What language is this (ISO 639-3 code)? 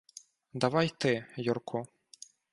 ukr